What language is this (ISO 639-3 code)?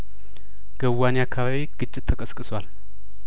amh